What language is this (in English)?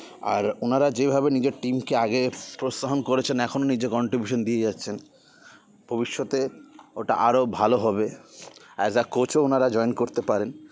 Bangla